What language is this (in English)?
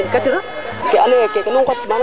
Serer